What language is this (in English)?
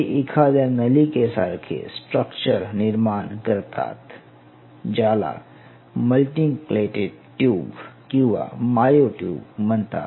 Marathi